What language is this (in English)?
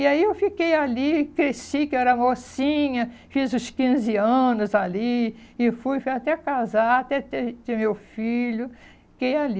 Portuguese